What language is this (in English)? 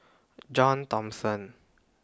English